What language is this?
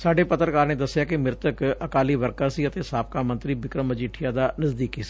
Punjabi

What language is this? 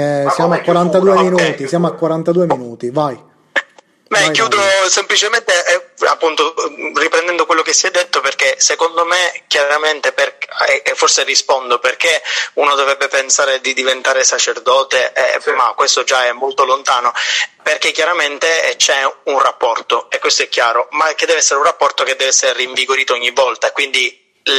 Italian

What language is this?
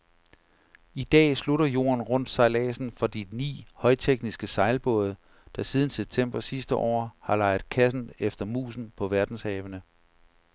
Danish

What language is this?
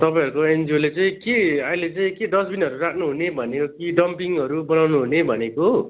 Nepali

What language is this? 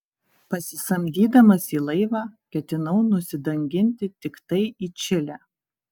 Lithuanian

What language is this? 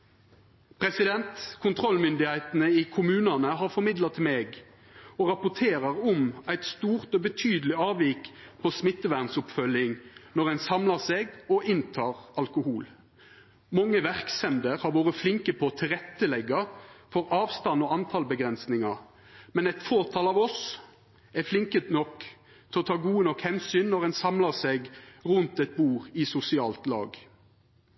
Norwegian Nynorsk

